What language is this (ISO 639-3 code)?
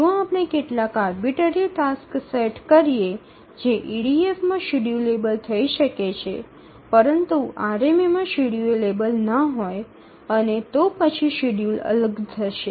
guj